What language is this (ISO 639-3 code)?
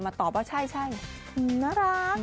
tha